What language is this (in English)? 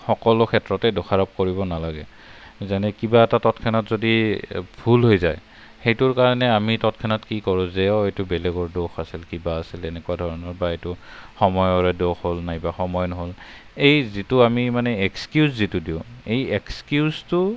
Assamese